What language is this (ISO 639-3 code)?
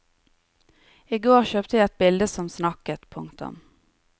nor